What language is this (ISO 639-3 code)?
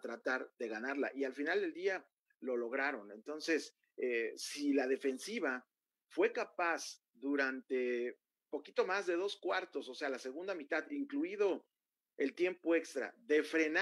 spa